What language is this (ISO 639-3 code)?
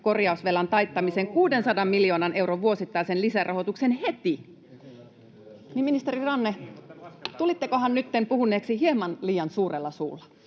fin